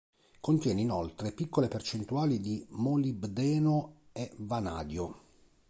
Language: Italian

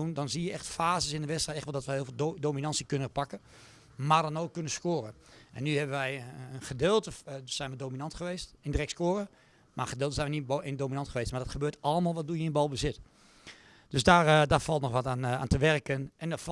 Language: Dutch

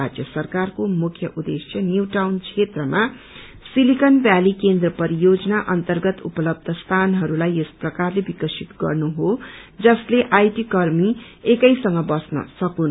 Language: Nepali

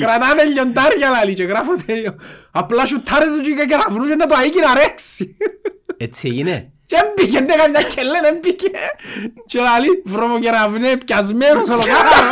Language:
Greek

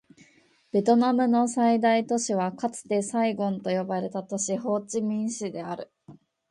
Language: Japanese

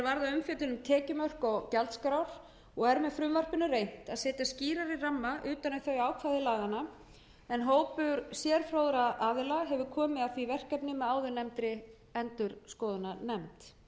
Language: Icelandic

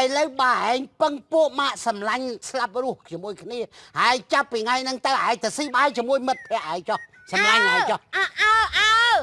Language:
Vietnamese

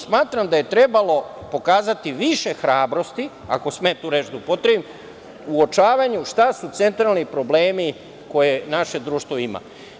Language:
Serbian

